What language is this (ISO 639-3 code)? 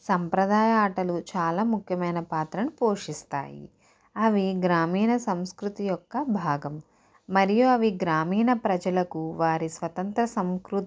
tel